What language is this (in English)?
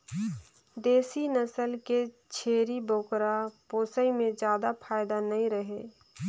Chhattisgarhi